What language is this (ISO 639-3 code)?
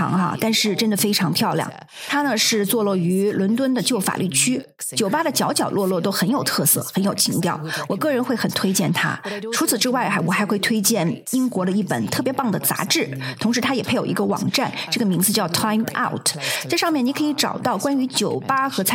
zho